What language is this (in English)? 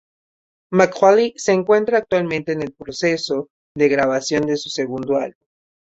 Spanish